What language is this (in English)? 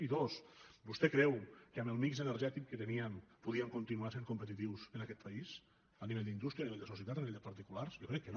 Catalan